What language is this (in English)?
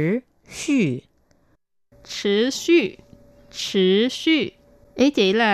Vietnamese